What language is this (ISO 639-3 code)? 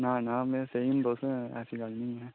doi